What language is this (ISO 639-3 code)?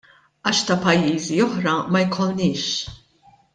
mlt